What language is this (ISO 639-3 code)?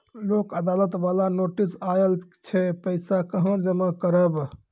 mai